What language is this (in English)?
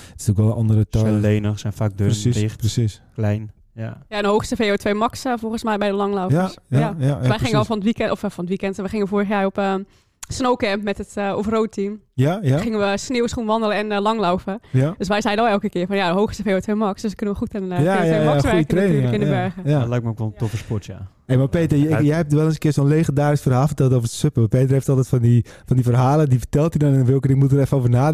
Dutch